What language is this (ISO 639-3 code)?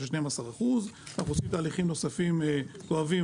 heb